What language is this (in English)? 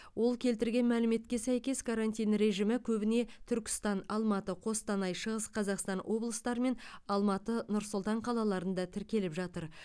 Kazakh